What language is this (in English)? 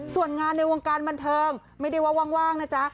Thai